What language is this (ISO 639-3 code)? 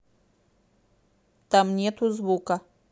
rus